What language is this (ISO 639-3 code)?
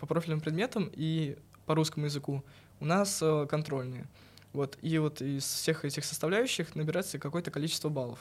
rus